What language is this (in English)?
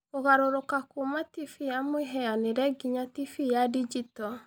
Kikuyu